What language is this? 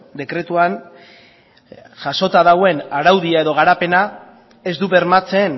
Basque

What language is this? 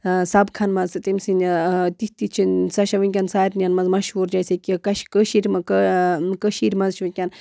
Kashmiri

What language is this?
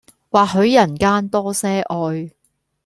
Cantonese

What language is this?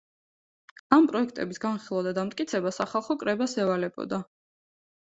Georgian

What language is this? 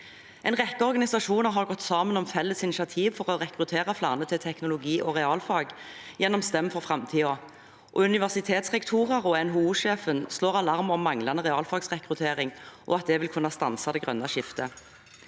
Norwegian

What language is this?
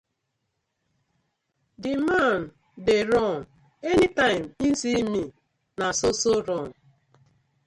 Nigerian Pidgin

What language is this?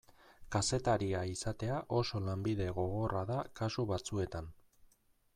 Basque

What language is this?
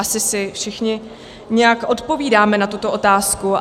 Czech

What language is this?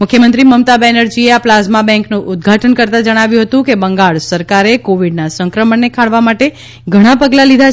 Gujarati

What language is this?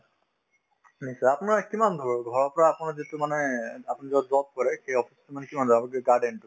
Assamese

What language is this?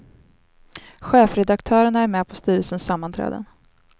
Swedish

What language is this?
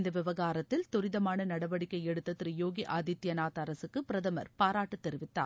Tamil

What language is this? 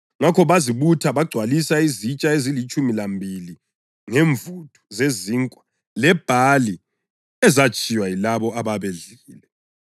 North Ndebele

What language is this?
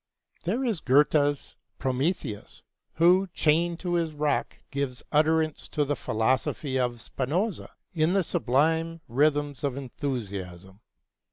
English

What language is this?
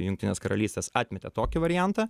Lithuanian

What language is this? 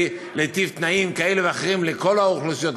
Hebrew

